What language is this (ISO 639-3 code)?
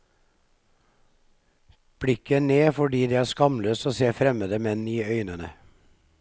nor